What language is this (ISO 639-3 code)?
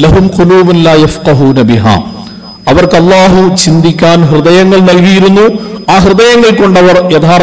ara